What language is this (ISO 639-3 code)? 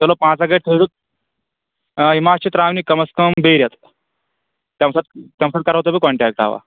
kas